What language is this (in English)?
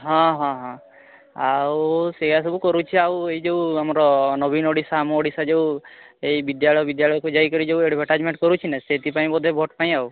Odia